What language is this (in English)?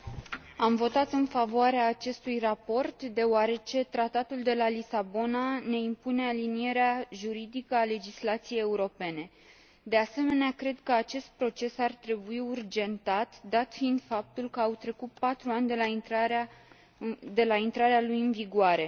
Romanian